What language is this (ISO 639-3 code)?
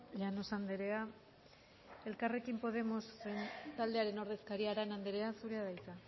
eus